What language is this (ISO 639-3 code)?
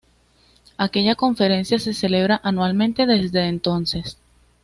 spa